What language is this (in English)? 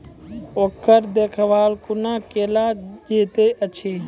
Maithili